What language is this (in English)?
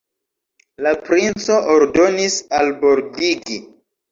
Esperanto